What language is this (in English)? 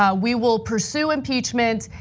English